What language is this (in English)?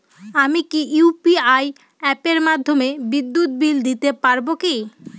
Bangla